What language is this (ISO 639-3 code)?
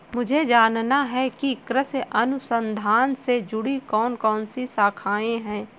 hin